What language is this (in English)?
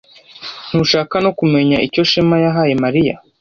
Kinyarwanda